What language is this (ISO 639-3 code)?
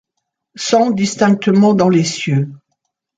fra